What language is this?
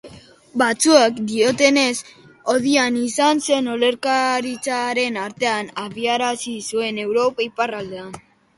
Basque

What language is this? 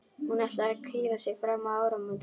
Icelandic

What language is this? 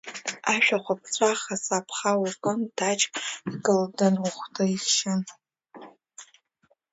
Abkhazian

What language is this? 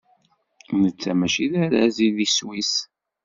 Kabyle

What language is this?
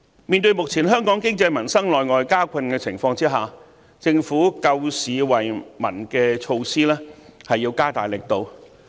Cantonese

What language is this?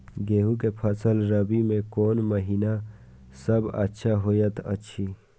Maithili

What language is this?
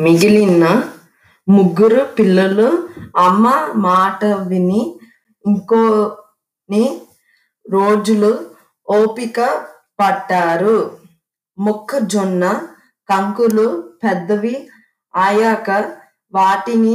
Telugu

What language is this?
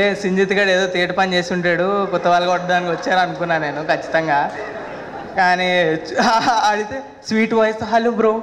Telugu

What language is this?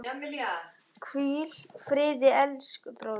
Icelandic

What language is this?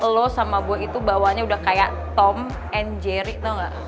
Indonesian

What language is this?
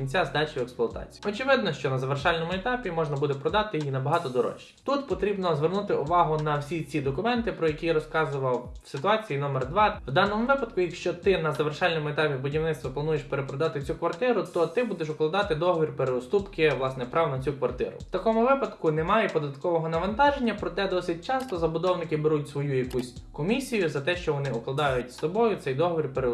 Ukrainian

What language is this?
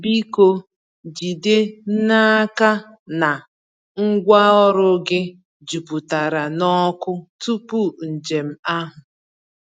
Igbo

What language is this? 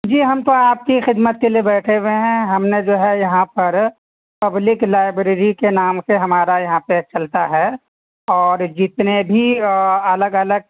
Urdu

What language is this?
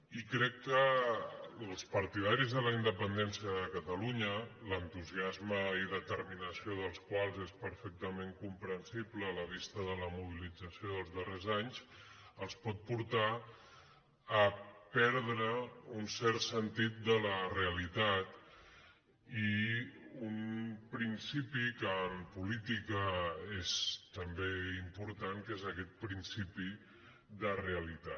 Catalan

